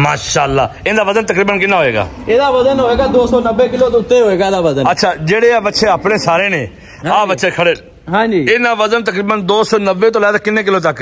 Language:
Punjabi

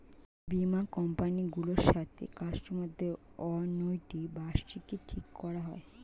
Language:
Bangla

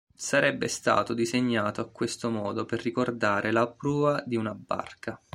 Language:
Italian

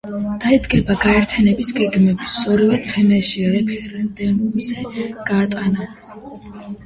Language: Georgian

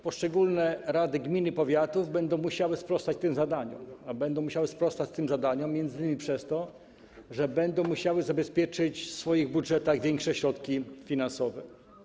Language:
Polish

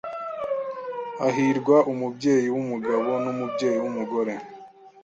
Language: Kinyarwanda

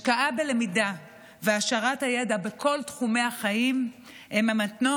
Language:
Hebrew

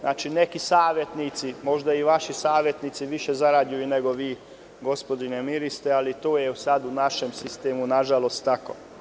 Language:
Serbian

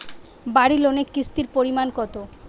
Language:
Bangla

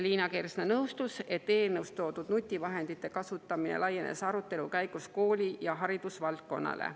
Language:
Estonian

